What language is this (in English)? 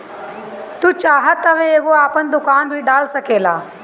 Bhojpuri